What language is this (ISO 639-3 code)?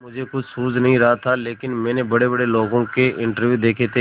hin